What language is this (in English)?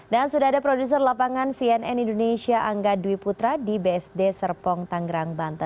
Indonesian